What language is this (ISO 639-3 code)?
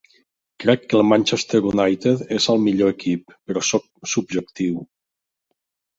cat